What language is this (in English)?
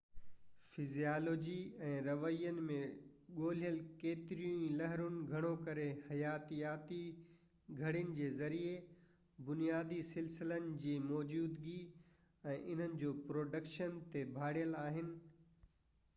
Sindhi